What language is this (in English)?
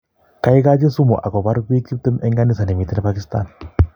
Kalenjin